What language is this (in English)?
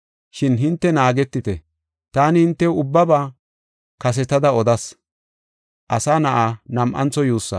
Gofa